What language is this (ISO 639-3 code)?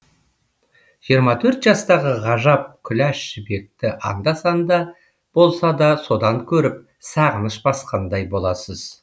kaz